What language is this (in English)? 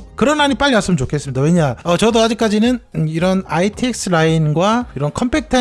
Korean